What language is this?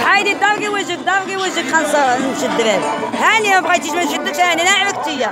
Arabic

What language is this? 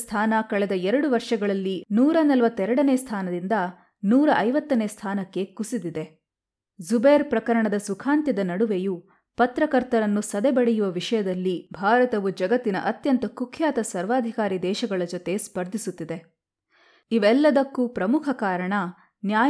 Kannada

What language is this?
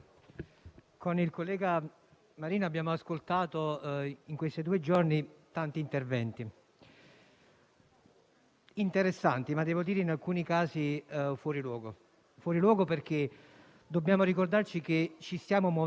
Italian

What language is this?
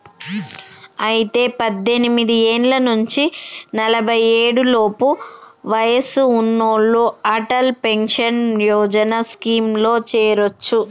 Telugu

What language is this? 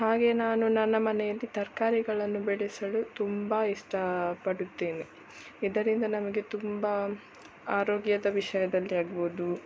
Kannada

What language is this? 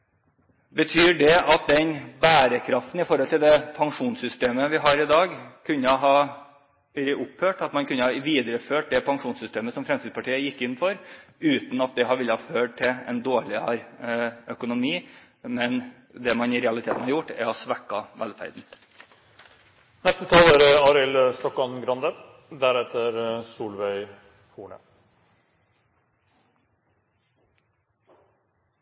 Norwegian Bokmål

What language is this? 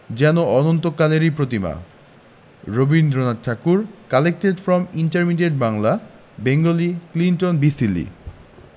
Bangla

